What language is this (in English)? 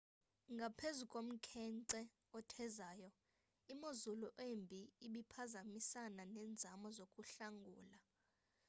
Xhosa